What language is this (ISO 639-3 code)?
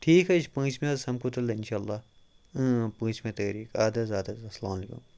kas